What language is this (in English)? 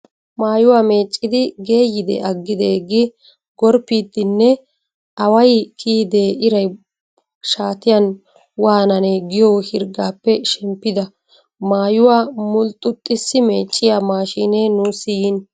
Wolaytta